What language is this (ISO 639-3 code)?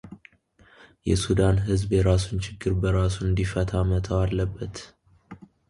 amh